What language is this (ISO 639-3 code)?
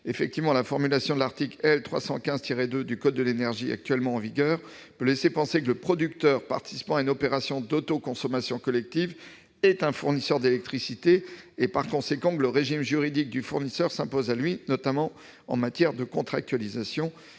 fra